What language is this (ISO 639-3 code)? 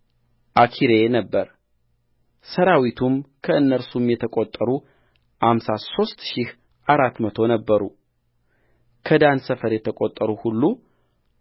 amh